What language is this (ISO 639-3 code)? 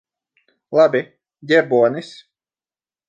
lav